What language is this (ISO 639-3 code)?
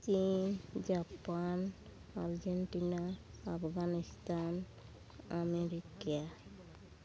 sat